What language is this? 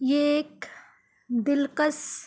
Urdu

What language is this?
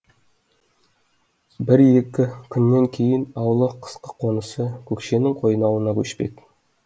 Kazakh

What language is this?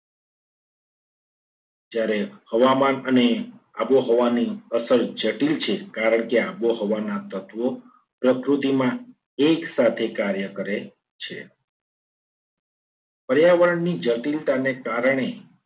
Gujarati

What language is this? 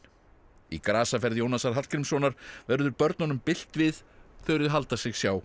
Icelandic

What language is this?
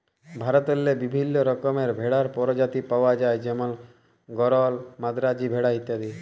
Bangla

